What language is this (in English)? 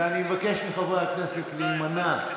Hebrew